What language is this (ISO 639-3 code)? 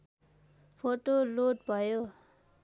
nep